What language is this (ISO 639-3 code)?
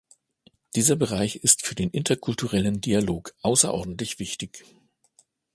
deu